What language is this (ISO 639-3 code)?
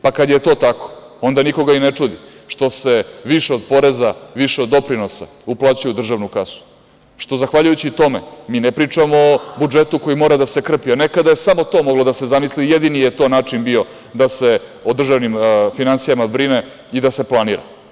srp